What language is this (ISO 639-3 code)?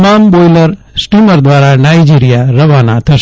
guj